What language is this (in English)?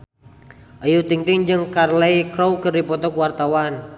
Sundanese